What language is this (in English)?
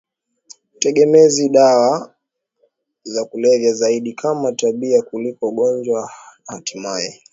Swahili